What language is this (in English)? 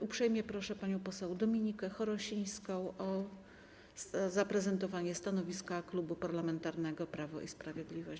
Polish